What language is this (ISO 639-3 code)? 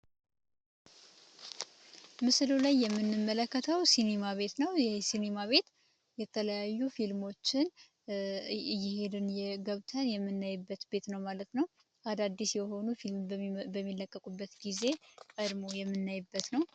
amh